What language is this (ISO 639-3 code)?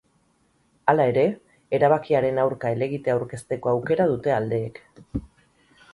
eus